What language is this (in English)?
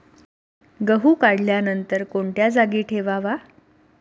Marathi